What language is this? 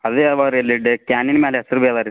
Kannada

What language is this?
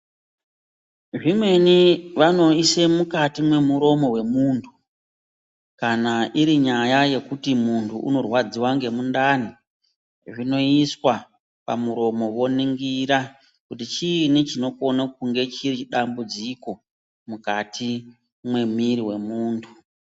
Ndau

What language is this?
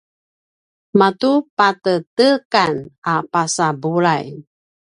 Paiwan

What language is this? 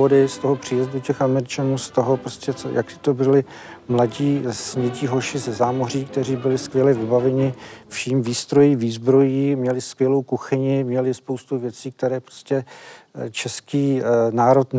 Czech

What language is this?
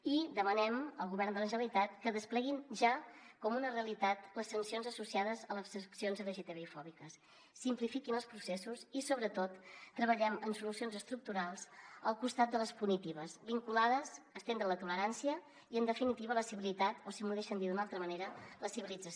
Catalan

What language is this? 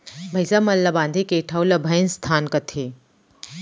Chhattisgarhi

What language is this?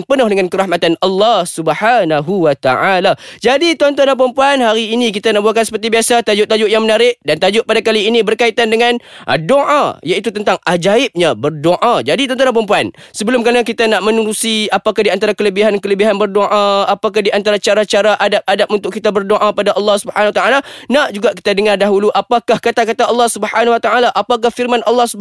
Malay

